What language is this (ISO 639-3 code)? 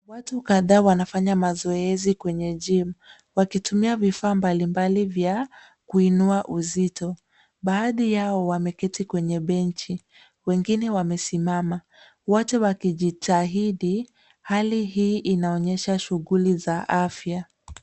swa